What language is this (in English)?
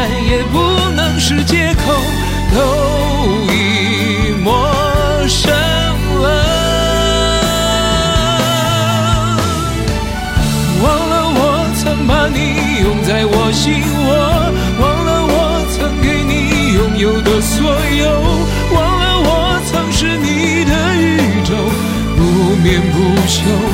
Chinese